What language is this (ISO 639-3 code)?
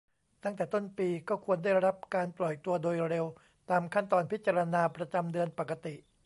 tha